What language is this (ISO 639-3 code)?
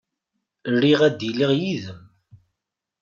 kab